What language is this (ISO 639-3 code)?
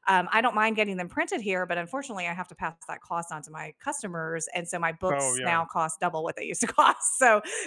eng